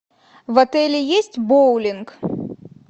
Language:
Russian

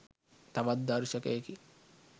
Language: Sinhala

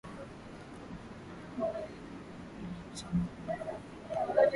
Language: Swahili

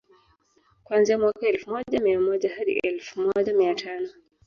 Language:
Swahili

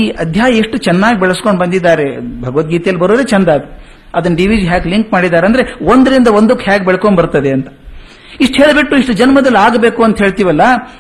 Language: Kannada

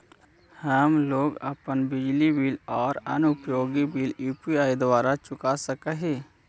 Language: Magahi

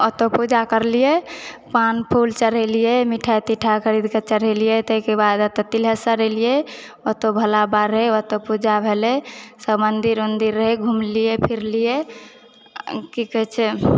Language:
Maithili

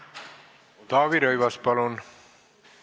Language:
Estonian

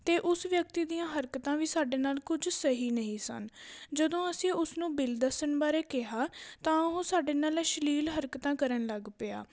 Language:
Punjabi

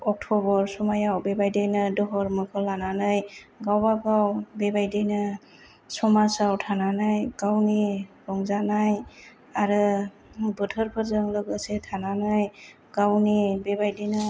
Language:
Bodo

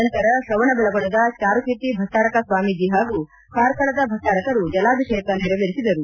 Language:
Kannada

